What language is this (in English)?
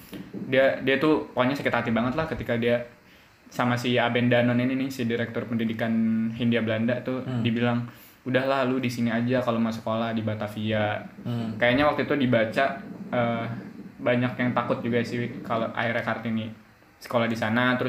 Indonesian